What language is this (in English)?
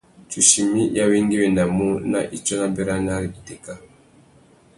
Tuki